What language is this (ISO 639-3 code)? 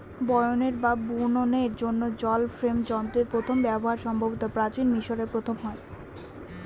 ben